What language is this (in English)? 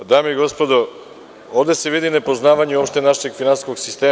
Serbian